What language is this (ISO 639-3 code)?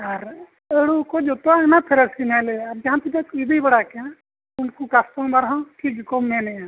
sat